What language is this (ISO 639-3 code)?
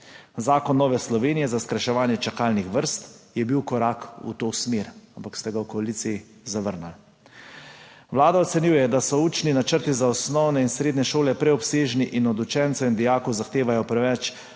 slv